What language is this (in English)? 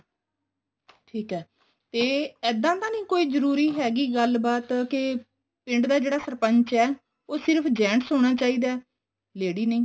Punjabi